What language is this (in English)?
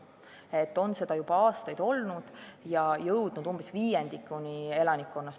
Estonian